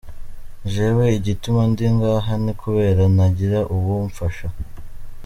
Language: Kinyarwanda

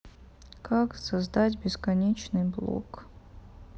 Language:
Russian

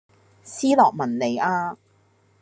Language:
Cantonese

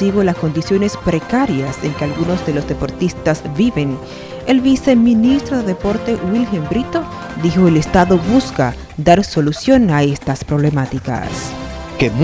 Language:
Spanish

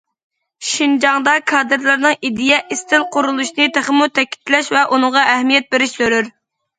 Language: Uyghur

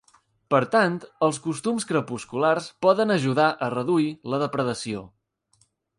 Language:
Catalan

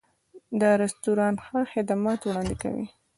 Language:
Pashto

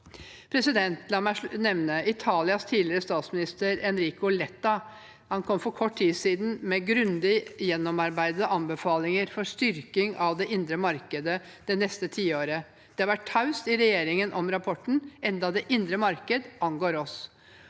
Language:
Norwegian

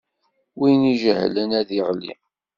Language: Kabyle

